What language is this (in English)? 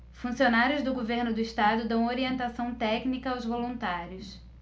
Portuguese